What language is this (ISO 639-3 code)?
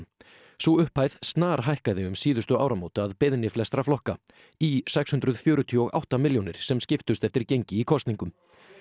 isl